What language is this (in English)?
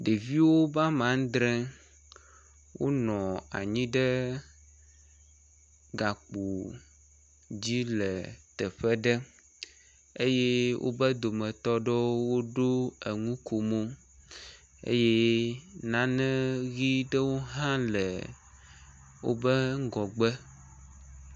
Ewe